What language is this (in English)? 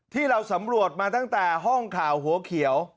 Thai